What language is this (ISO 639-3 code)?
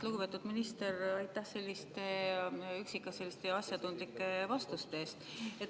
est